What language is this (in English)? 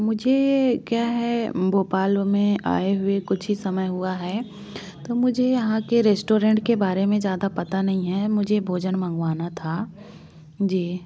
Hindi